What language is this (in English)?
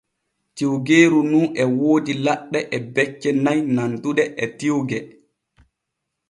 Borgu Fulfulde